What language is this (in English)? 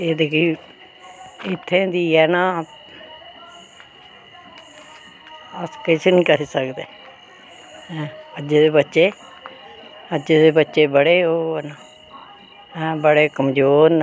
Dogri